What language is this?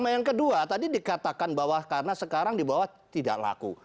Indonesian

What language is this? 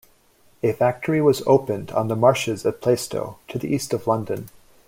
English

